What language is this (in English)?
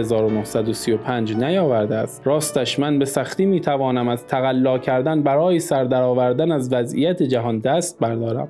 Persian